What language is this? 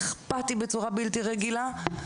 Hebrew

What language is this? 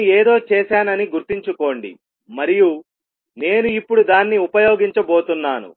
Telugu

